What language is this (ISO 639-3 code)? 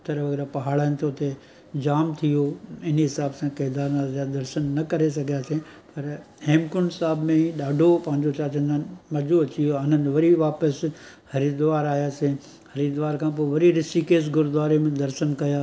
snd